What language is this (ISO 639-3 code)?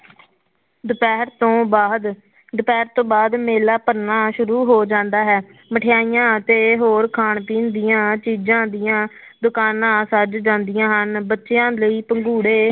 pan